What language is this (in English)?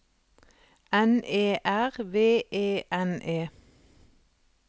Norwegian